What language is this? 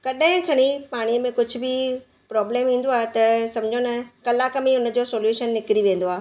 Sindhi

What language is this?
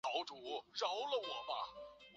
Chinese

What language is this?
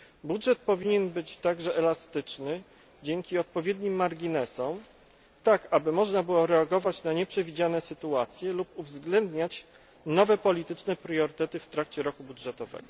Polish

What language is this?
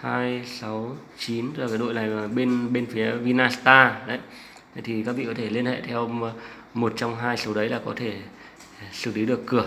Vietnamese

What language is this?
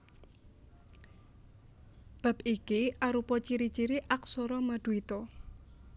Javanese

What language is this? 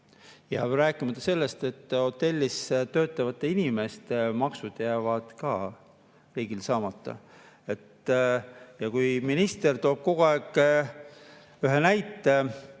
Estonian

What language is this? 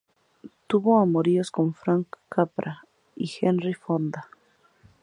Spanish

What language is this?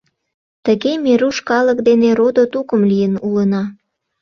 Mari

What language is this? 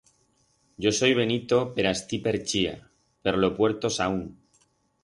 Aragonese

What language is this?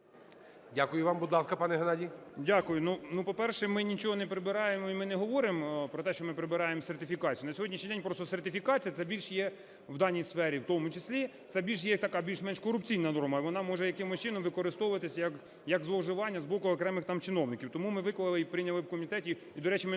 Ukrainian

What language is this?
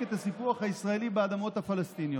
Hebrew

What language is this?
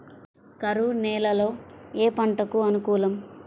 Telugu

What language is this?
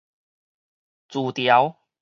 Min Nan Chinese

